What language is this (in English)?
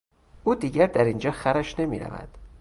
Persian